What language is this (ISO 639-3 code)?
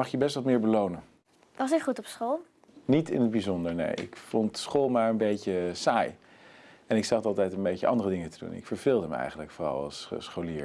nld